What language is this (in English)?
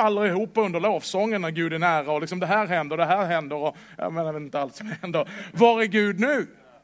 Swedish